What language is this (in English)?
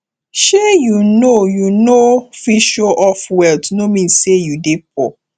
Nigerian Pidgin